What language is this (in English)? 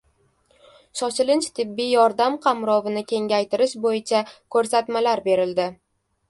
Uzbek